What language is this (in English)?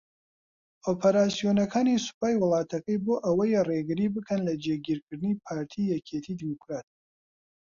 Central Kurdish